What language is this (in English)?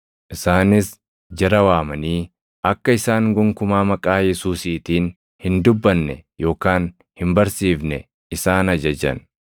Oromo